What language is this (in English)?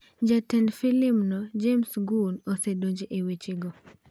Luo (Kenya and Tanzania)